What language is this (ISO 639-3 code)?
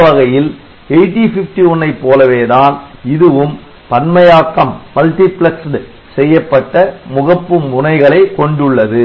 tam